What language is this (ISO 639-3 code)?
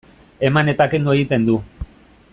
eus